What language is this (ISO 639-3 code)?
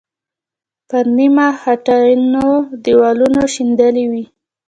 pus